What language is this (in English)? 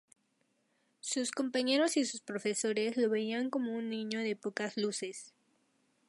Spanish